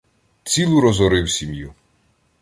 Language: Ukrainian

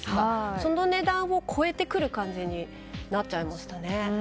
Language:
Japanese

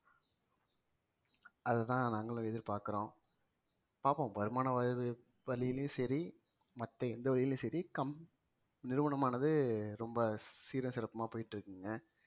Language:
Tamil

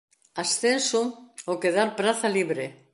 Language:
Galician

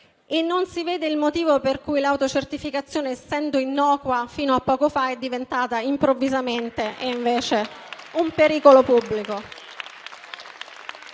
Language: Italian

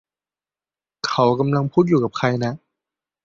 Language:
Thai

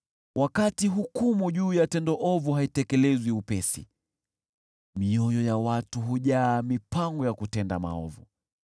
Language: Swahili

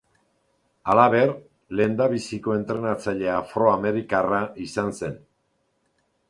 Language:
Basque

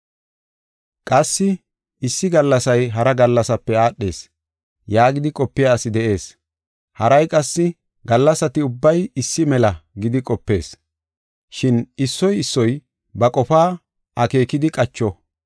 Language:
Gofa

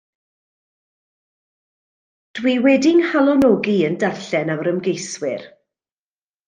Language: Welsh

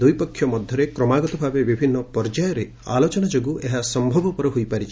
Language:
Odia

